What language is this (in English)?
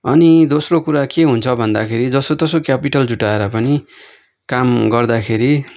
Nepali